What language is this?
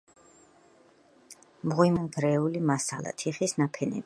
Georgian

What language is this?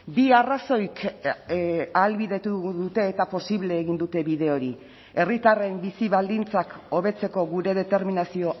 Basque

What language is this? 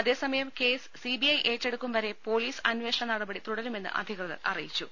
Malayalam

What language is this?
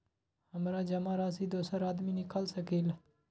Magahi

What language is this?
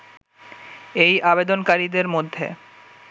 Bangla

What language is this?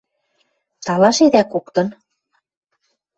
Western Mari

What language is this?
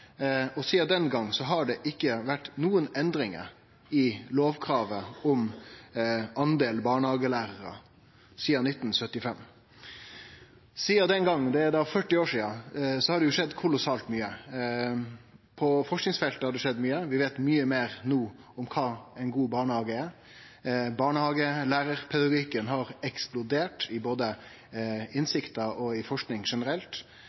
Norwegian Nynorsk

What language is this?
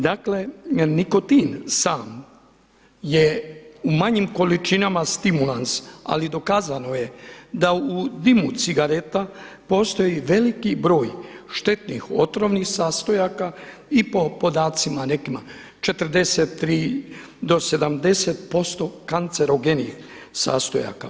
Croatian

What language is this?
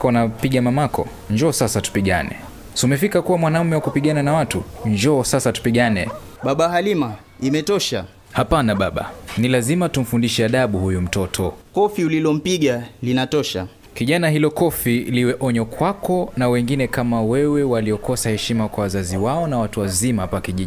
Swahili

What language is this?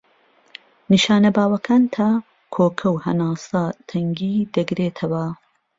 Central Kurdish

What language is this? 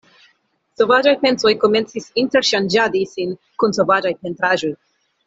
Esperanto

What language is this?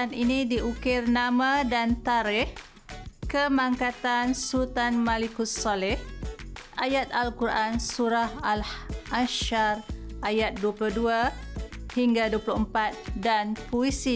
Malay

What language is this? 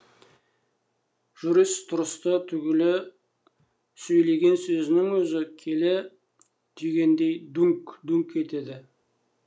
Kazakh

